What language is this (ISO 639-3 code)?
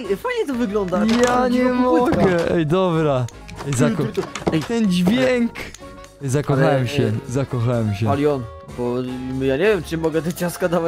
pol